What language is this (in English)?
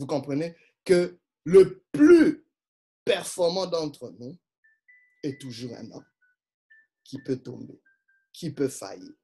French